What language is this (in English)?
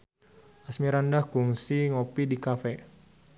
Sundanese